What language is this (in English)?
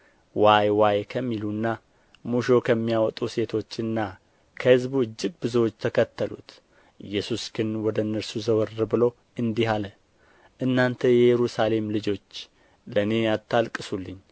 Amharic